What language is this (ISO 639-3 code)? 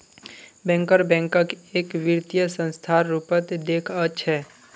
mag